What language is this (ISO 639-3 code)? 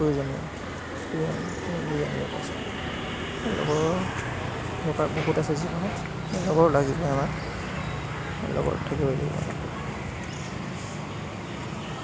asm